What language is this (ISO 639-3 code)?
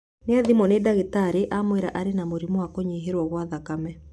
kik